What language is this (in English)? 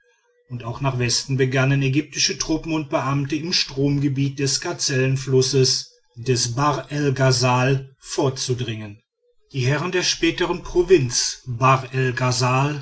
German